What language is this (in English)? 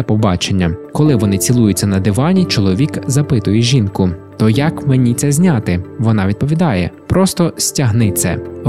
Ukrainian